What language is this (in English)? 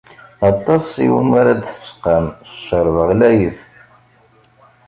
Kabyle